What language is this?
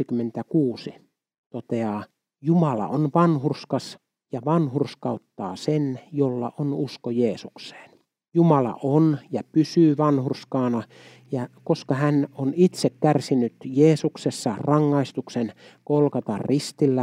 Finnish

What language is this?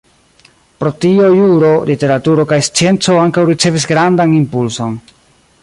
Esperanto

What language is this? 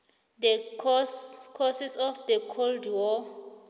South Ndebele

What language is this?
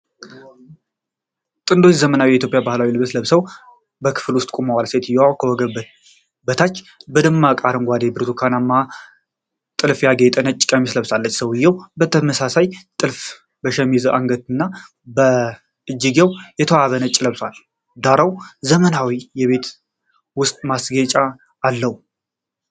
Amharic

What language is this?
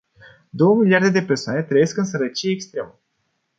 Romanian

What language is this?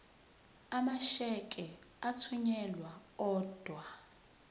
Zulu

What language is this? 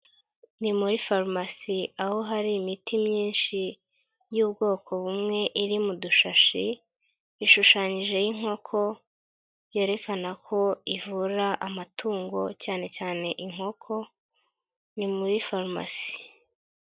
Kinyarwanda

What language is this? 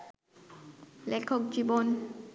Bangla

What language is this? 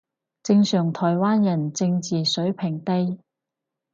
Cantonese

